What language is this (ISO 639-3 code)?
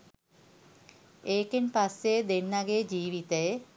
sin